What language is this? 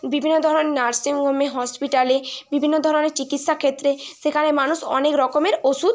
Bangla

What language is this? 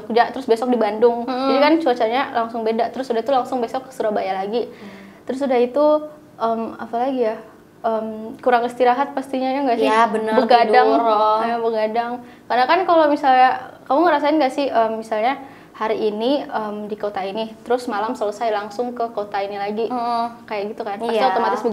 Indonesian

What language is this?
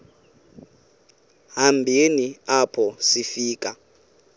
Xhosa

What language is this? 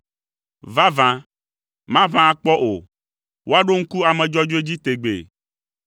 Ewe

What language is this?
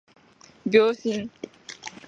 Japanese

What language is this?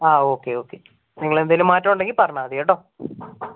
Malayalam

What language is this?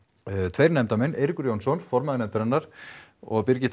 Icelandic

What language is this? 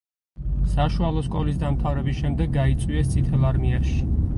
Georgian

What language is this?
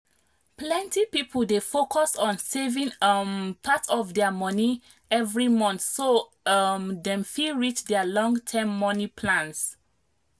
Nigerian Pidgin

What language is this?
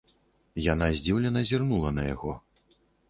Belarusian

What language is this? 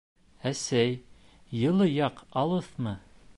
Bashkir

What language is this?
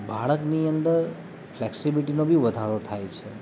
Gujarati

